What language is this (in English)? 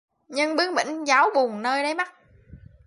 Vietnamese